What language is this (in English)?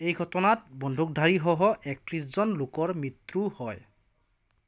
Assamese